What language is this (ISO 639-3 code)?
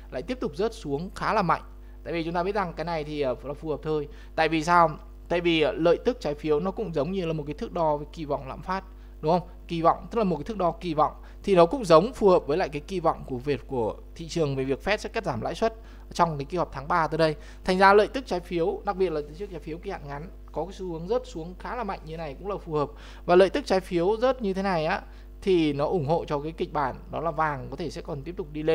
vie